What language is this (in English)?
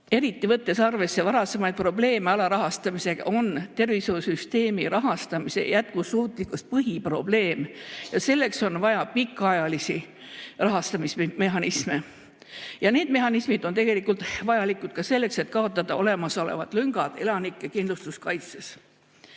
Estonian